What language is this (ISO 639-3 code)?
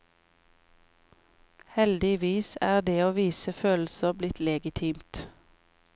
nor